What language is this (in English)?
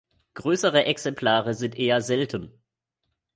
German